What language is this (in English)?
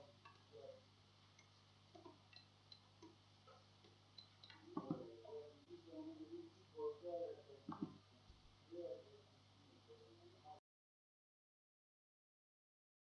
Russian